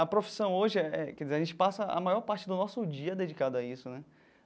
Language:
Portuguese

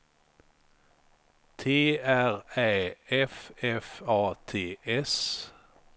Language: Swedish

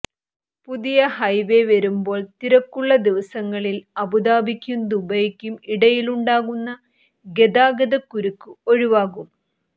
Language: Malayalam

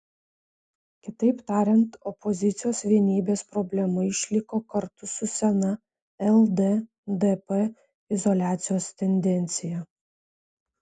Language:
Lithuanian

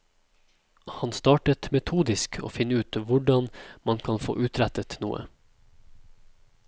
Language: Norwegian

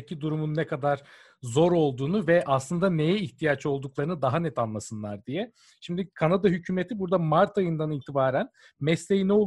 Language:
Turkish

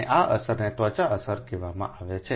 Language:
Gujarati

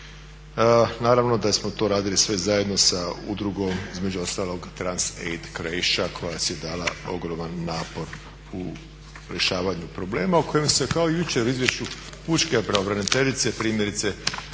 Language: Croatian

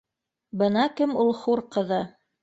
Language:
Bashkir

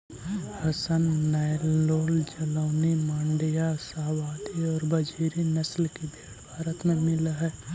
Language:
Magahi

